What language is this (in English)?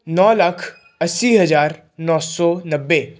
Punjabi